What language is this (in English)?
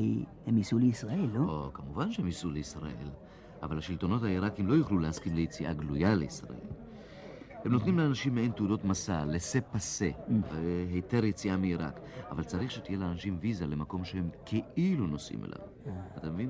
Hebrew